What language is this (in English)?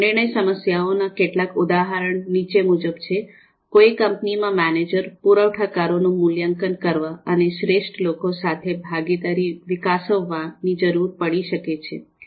Gujarati